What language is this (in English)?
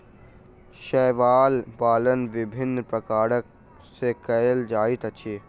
Maithili